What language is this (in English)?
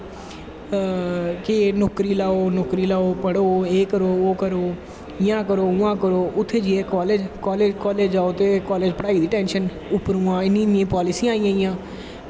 Dogri